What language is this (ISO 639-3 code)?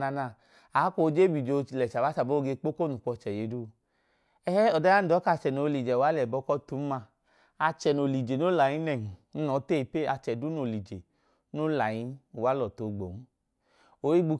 idu